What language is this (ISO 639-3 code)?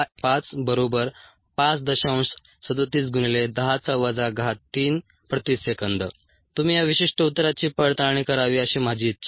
mar